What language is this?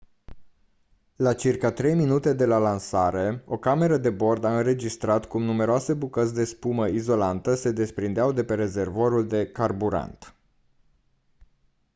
Romanian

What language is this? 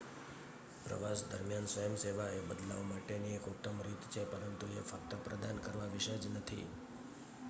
Gujarati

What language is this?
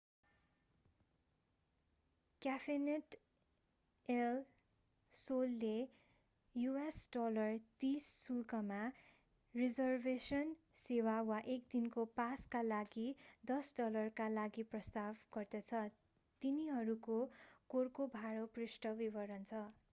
Nepali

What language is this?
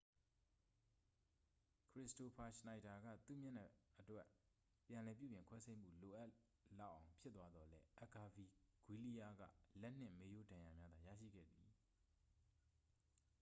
Burmese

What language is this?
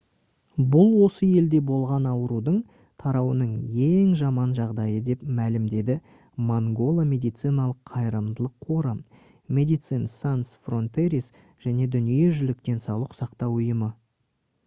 Kazakh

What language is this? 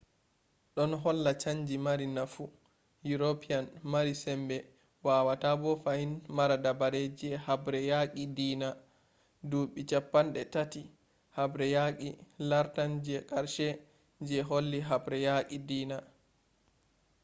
Fula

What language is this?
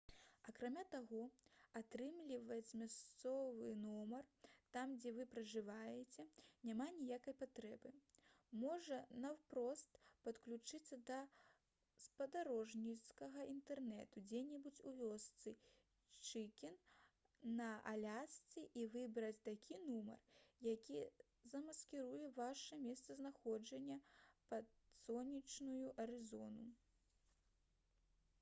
Belarusian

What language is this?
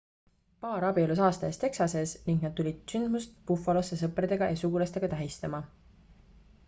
Estonian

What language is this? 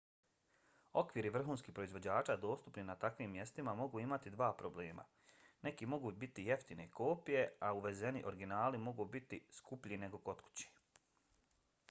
Bosnian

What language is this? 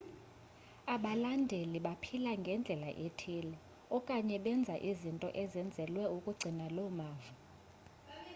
Xhosa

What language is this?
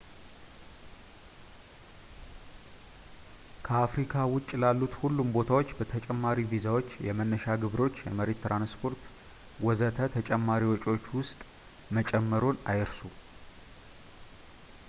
Amharic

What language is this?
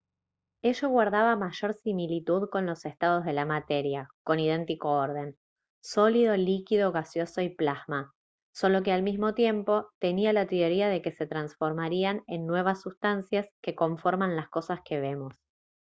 Spanish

